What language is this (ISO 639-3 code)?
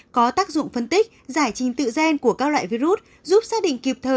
vie